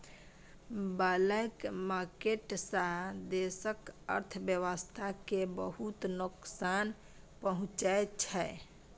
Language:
Maithili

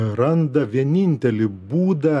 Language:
Lithuanian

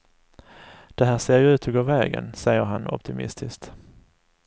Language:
Swedish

